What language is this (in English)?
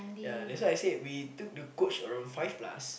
English